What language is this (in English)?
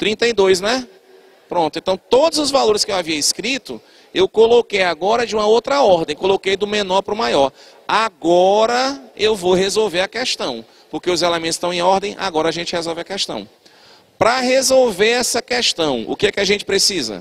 Portuguese